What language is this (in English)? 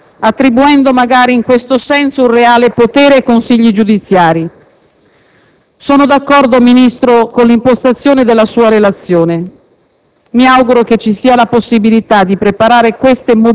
Italian